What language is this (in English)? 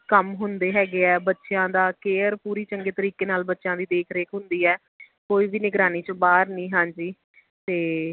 Punjabi